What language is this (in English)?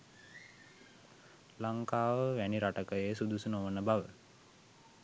Sinhala